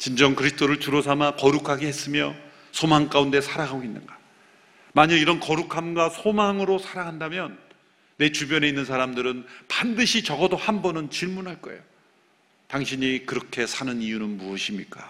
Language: Korean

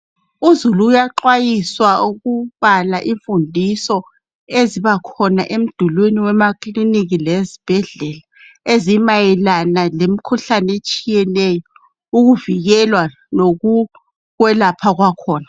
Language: North Ndebele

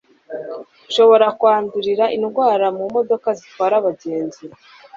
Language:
Kinyarwanda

